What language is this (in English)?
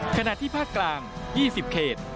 Thai